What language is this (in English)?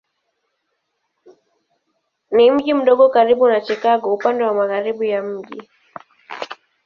Swahili